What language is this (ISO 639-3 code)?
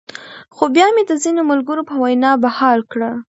pus